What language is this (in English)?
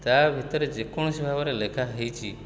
Odia